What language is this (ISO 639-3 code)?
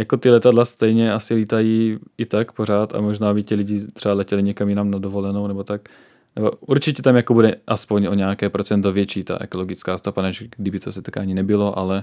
ces